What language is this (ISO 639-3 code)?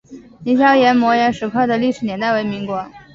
zho